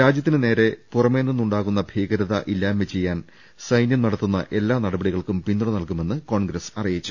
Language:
Malayalam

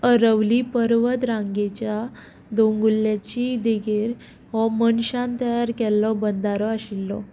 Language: Konkani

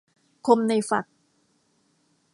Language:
Thai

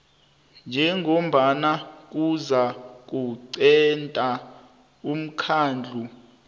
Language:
South Ndebele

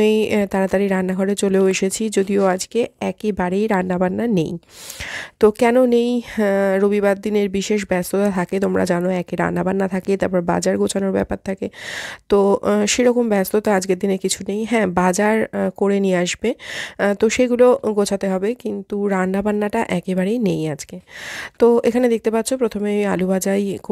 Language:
Bangla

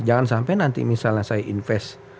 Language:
Indonesian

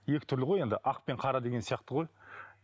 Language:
Kazakh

